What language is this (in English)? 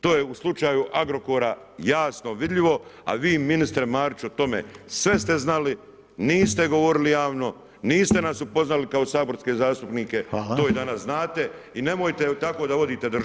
Croatian